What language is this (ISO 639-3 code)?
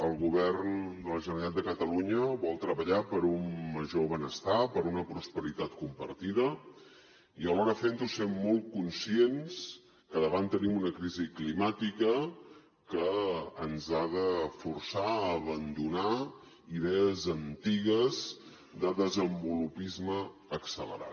cat